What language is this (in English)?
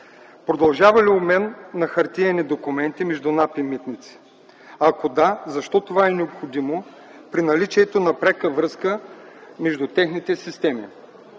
Bulgarian